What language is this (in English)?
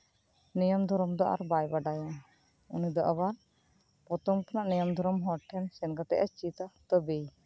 Santali